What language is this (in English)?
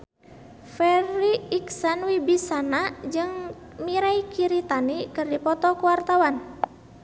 Sundanese